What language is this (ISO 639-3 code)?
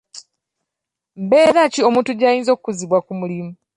lug